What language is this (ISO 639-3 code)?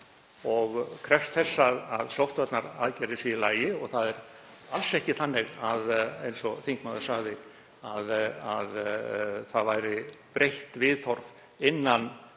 isl